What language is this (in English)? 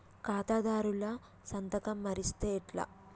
Telugu